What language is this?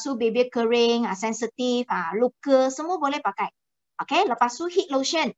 Malay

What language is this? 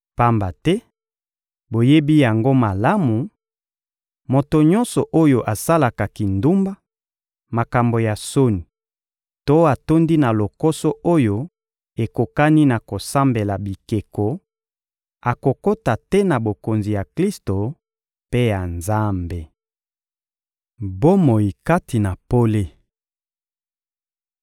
Lingala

